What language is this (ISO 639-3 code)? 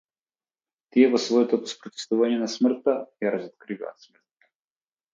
mkd